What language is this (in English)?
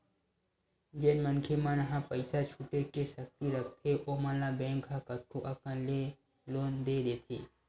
Chhattisgarhi